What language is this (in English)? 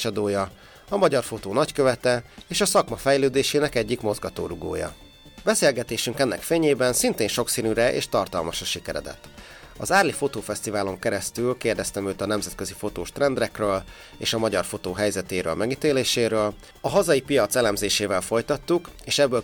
Hungarian